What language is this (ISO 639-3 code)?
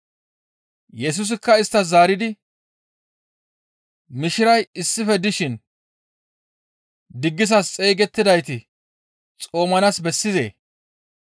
gmv